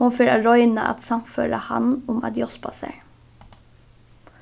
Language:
Faroese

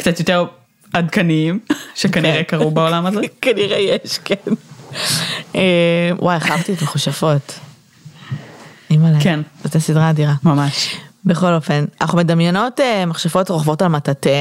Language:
Hebrew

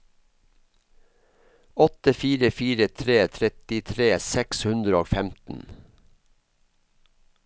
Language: Norwegian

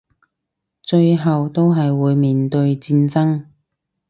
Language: Cantonese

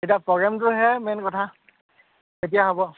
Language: Assamese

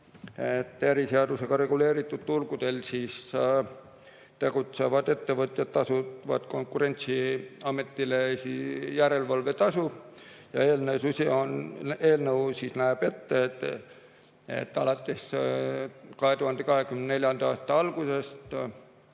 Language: Estonian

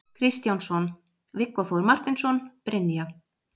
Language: Icelandic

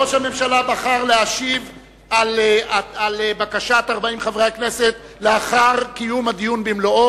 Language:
Hebrew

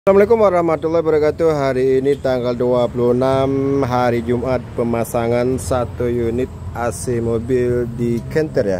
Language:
Indonesian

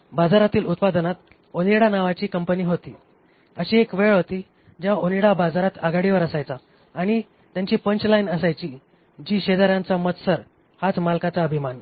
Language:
Marathi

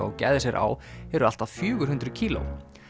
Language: Icelandic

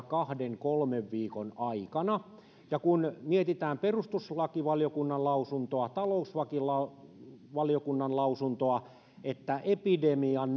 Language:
Finnish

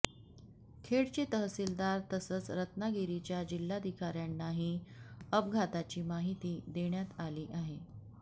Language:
Marathi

